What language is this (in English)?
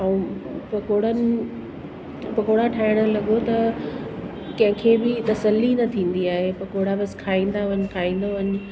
Sindhi